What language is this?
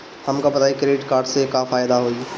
Bhojpuri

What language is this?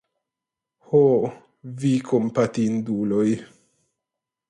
Esperanto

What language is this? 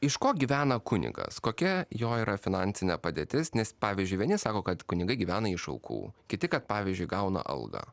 Lithuanian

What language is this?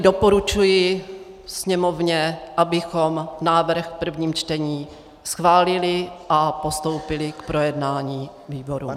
Czech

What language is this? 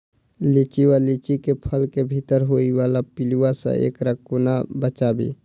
Maithili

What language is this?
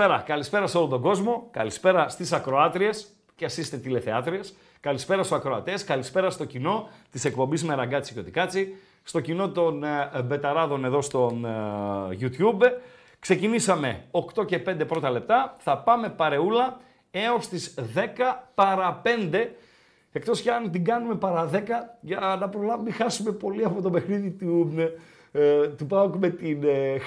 Greek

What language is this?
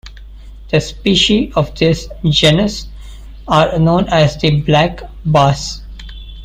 English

